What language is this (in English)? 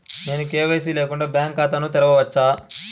Telugu